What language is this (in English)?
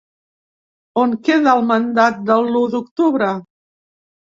Catalan